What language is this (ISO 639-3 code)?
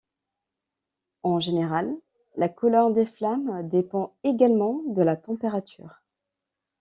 fra